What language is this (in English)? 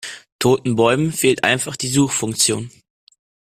German